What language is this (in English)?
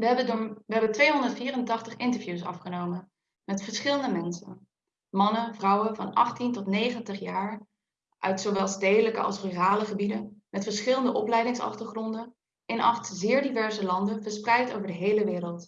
Dutch